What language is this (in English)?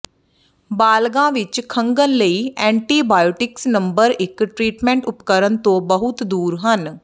Punjabi